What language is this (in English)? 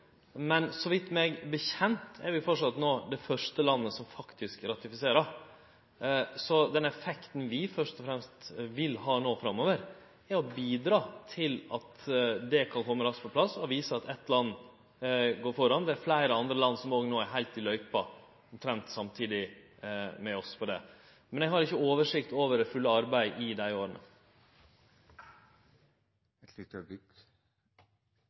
Norwegian Nynorsk